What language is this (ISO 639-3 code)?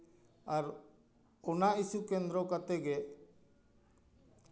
sat